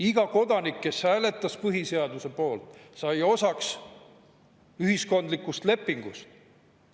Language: Estonian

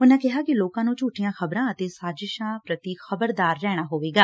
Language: Punjabi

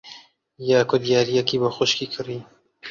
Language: Central Kurdish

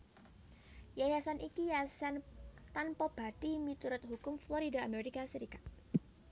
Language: Javanese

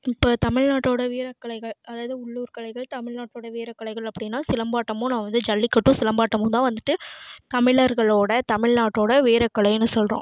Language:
Tamil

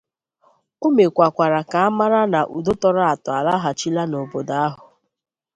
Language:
Igbo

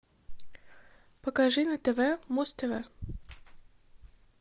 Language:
Russian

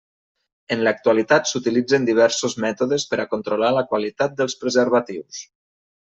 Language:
Catalan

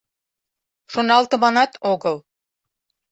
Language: Mari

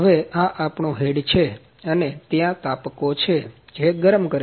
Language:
Gujarati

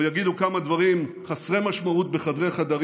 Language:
Hebrew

